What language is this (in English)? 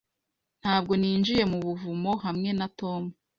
Kinyarwanda